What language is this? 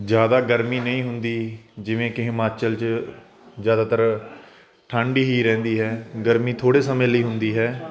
Punjabi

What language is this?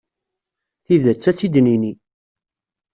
Kabyle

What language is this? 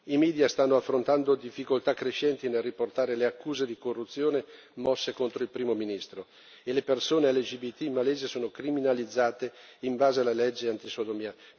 Italian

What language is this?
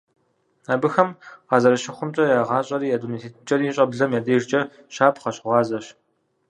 Kabardian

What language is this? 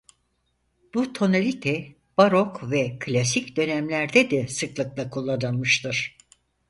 Turkish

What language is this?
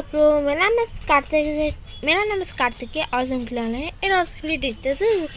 Hindi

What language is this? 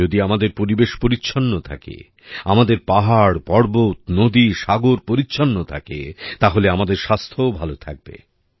Bangla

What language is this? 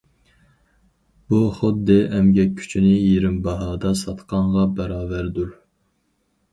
Uyghur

